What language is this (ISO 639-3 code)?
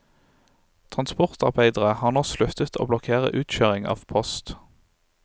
nor